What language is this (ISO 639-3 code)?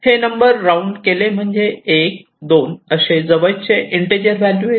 mar